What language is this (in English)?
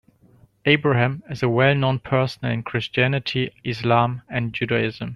English